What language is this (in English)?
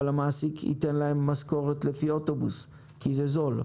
Hebrew